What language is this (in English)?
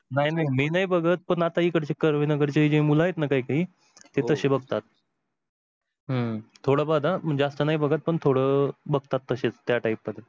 Marathi